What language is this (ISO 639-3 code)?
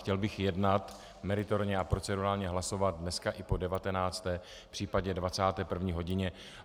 ces